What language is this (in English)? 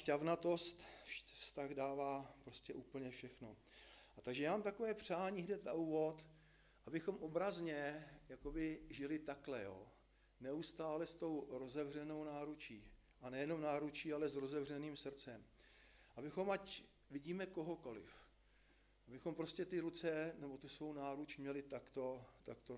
Czech